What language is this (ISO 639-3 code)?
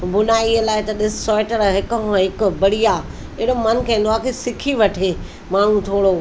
snd